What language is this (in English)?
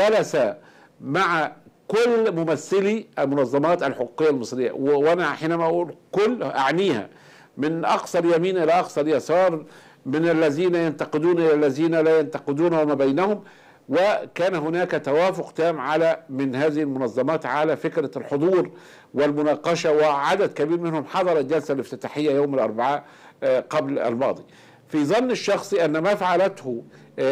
Arabic